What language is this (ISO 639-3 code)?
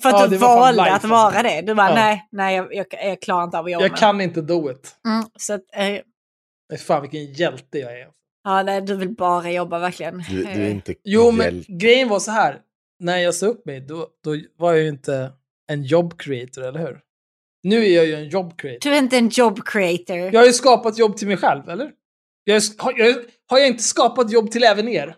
swe